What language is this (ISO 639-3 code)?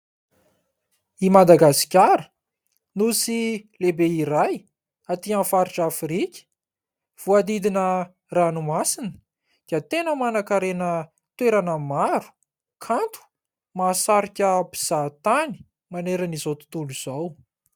mlg